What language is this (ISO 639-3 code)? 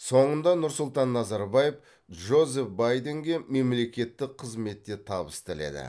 kaz